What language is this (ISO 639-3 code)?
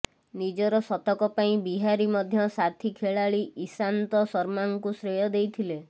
ori